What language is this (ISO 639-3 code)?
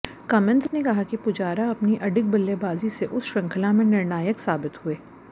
hin